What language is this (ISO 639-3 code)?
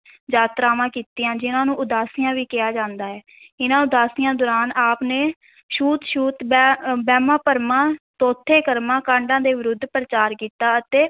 pan